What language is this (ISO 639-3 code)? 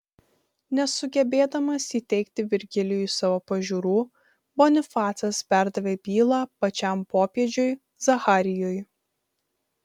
lit